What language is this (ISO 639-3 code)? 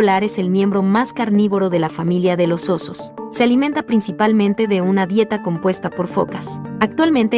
spa